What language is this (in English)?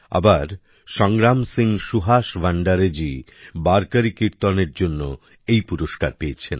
Bangla